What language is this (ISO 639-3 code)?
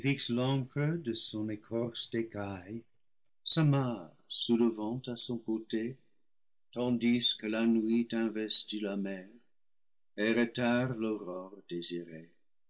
fra